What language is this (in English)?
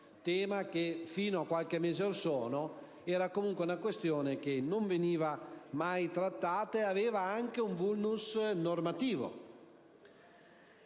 Italian